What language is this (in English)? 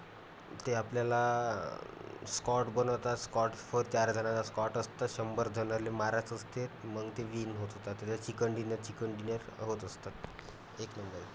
Marathi